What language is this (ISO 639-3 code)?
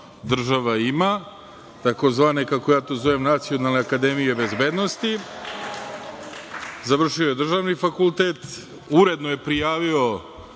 srp